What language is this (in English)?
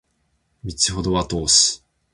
Japanese